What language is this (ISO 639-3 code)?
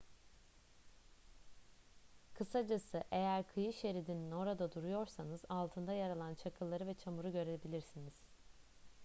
tur